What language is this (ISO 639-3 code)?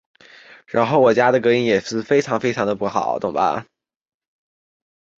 zho